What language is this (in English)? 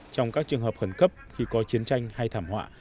Vietnamese